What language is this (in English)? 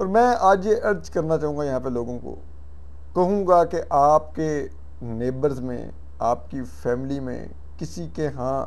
Hindi